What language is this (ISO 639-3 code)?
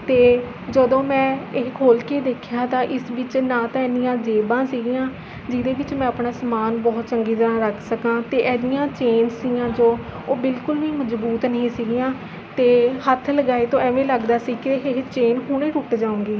pan